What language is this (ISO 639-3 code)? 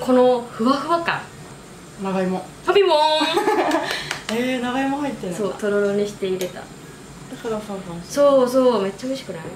jpn